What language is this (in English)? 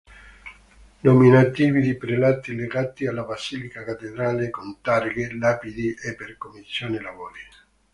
Italian